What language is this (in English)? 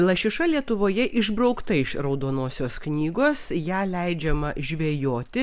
Lithuanian